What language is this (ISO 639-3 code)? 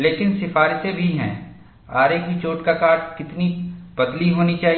hin